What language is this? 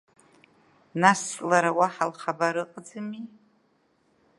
Abkhazian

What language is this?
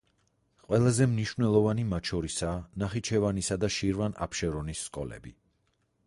Georgian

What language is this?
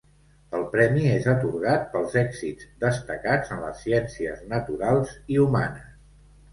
Catalan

